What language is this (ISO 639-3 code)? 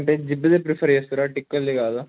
tel